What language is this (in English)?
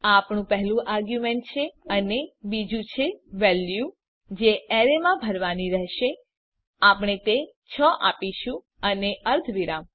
Gujarati